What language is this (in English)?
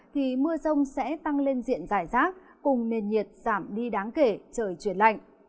Vietnamese